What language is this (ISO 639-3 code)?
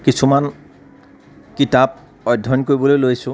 asm